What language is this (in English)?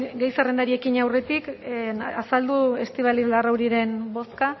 Basque